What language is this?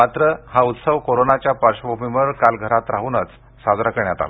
Marathi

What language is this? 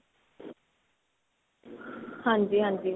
Punjabi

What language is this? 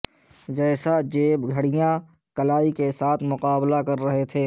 Urdu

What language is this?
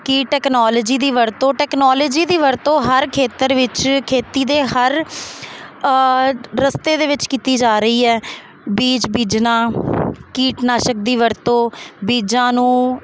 Punjabi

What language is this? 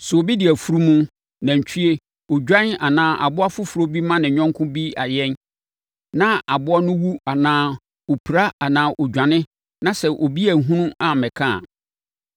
Akan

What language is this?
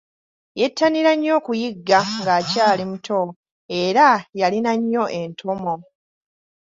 Ganda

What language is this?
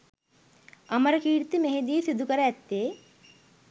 Sinhala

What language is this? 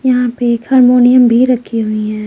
Hindi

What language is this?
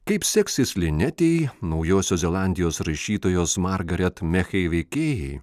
Lithuanian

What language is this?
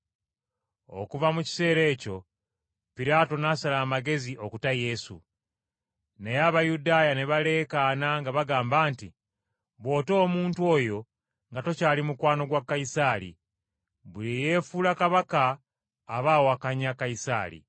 Ganda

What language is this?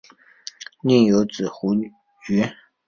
Chinese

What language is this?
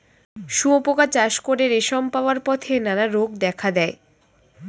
Bangla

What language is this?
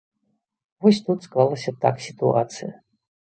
Belarusian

